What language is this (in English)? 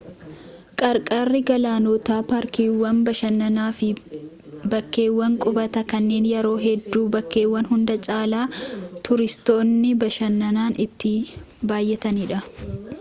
Oromo